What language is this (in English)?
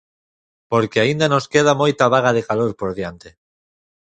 Galician